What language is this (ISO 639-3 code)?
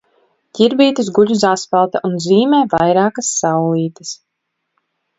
lav